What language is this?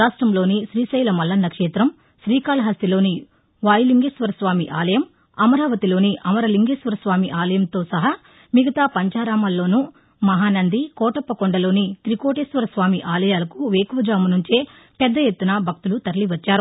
Telugu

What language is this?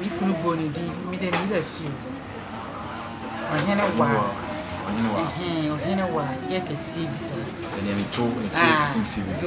Akan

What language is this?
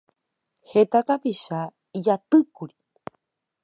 Guarani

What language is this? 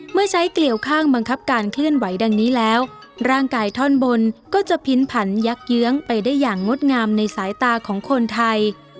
Thai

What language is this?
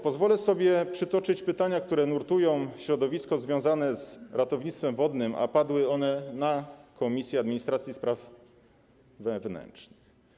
Polish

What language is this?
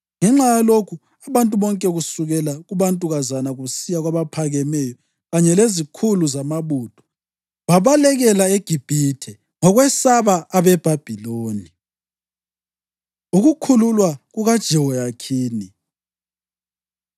North Ndebele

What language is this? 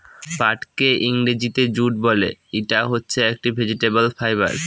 Bangla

